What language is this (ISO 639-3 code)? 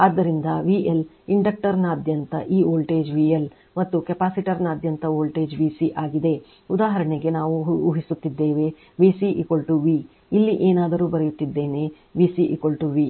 kan